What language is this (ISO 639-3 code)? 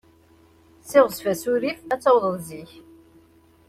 kab